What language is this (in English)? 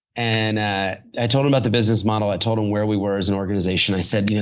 English